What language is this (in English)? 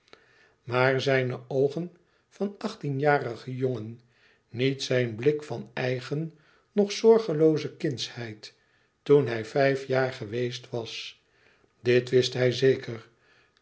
Dutch